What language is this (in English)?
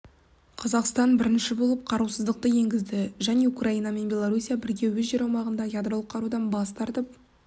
Kazakh